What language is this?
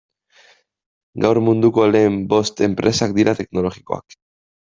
Basque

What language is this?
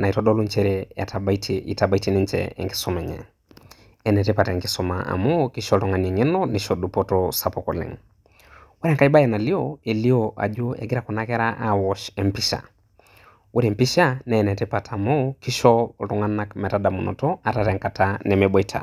Masai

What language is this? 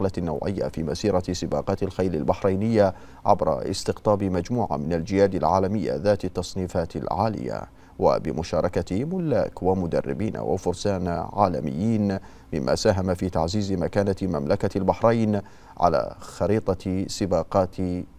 Arabic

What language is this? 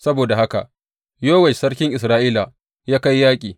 Hausa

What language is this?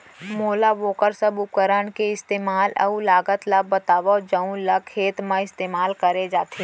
Chhattisgarhi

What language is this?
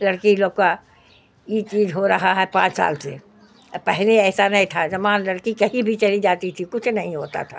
Urdu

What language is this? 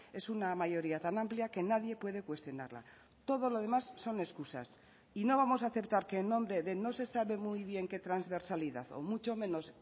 Spanish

